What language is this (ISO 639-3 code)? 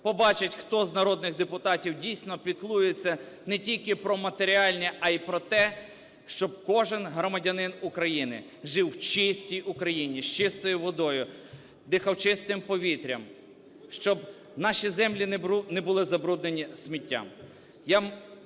ukr